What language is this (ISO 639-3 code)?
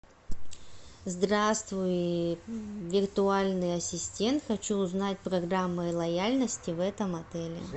rus